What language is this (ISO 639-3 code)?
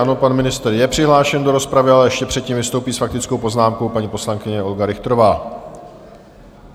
ces